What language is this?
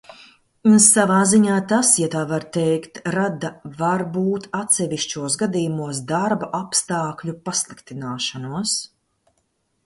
Latvian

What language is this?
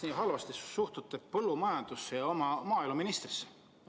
Estonian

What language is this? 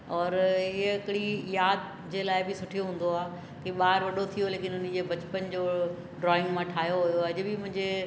Sindhi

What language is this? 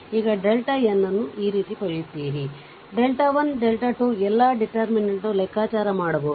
Kannada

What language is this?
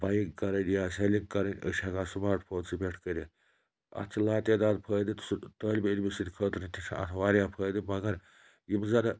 Kashmiri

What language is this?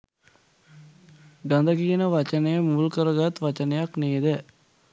Sinhala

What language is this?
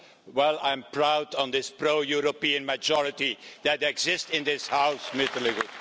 English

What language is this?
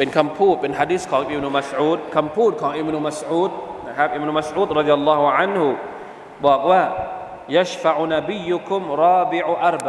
Thai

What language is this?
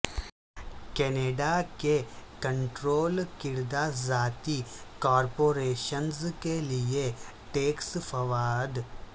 Urdu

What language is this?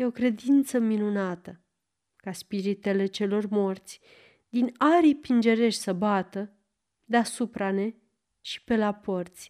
Romanian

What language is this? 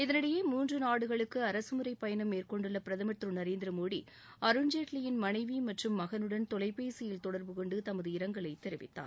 Tamil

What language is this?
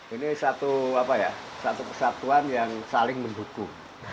Indonesian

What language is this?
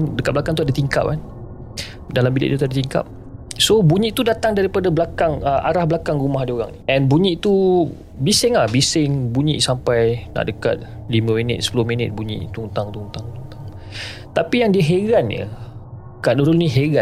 Malay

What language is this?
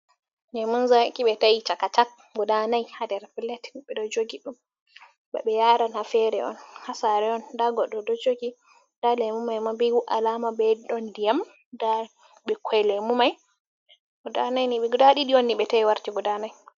Fula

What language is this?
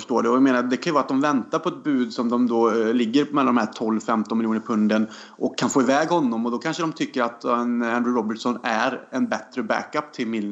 Swedish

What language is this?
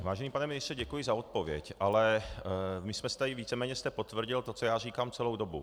Czech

